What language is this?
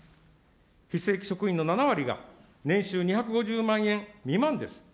Japanese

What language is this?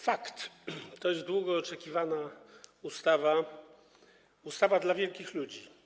Polish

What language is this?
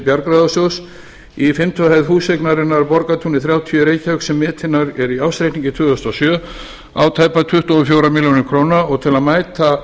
Icelandic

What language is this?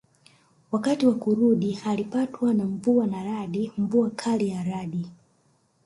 Swahili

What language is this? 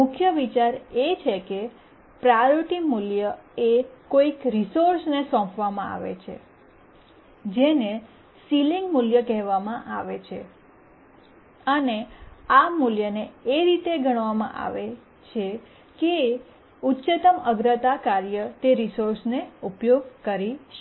Gujarati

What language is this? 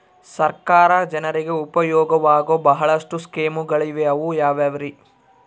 Kannada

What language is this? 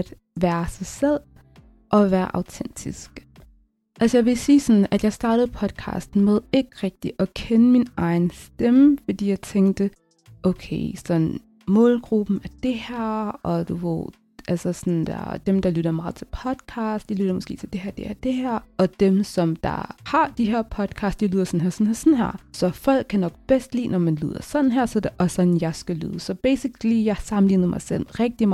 Danish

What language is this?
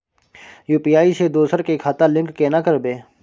Maithili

